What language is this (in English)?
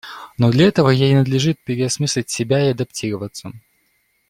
Russian